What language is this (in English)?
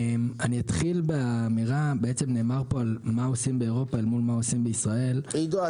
Hebrew